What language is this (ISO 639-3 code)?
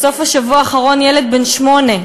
heb